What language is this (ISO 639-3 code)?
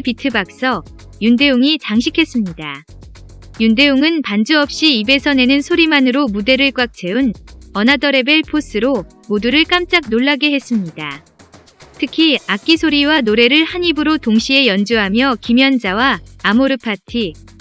kor